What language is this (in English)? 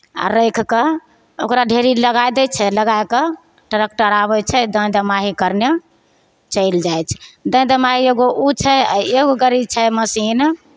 Maithili